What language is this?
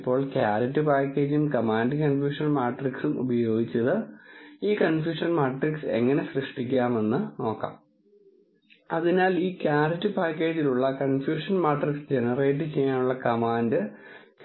Malayalam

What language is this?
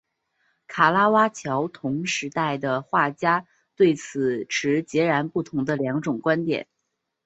Chinese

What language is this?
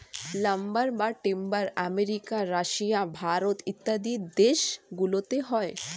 Bangla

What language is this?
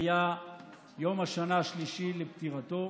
Hebrew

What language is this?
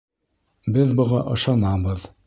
Bashkir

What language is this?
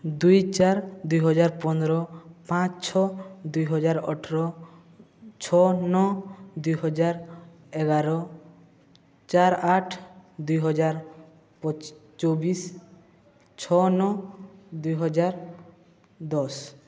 Odia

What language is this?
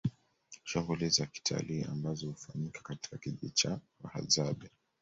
Swahili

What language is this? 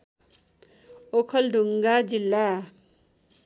Nepali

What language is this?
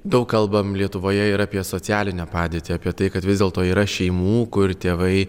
Lithuanian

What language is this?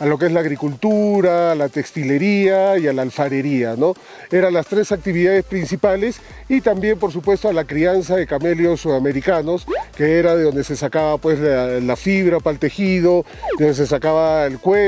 Spanish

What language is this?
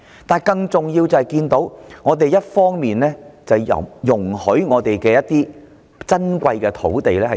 Cantonese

